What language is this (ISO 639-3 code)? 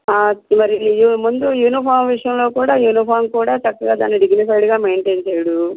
tel